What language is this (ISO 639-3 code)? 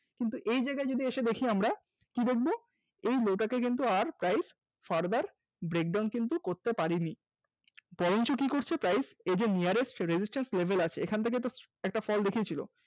ben